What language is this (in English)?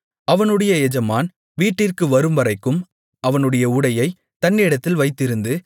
Tamil